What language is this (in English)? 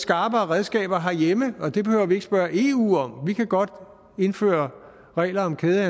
Danish